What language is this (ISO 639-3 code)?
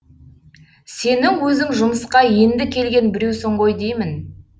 kaz